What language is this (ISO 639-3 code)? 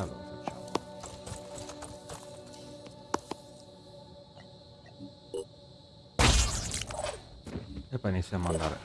ita